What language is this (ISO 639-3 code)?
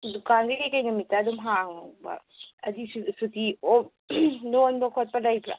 mni